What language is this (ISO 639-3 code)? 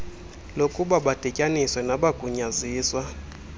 xho